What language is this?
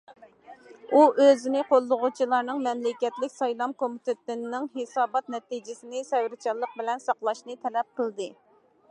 Uyghur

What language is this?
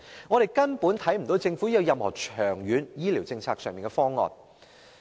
Cantonese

